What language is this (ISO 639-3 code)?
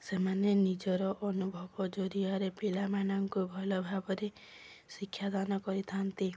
ori